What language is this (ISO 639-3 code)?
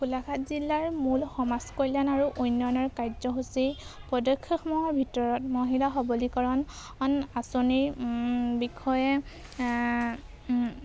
asm